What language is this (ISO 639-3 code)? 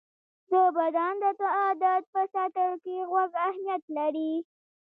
pus